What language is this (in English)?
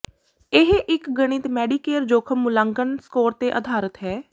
Punjabi